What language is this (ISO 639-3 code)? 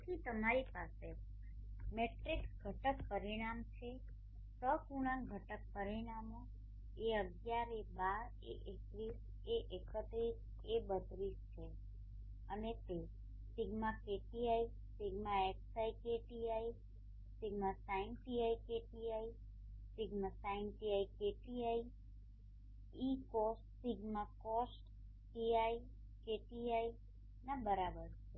guj